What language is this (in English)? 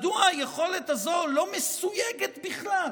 Hebrew